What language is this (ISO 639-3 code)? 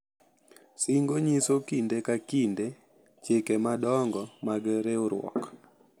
luo